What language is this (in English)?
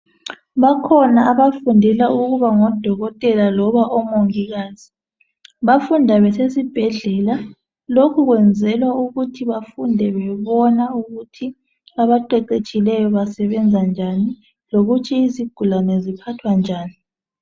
North Ndebele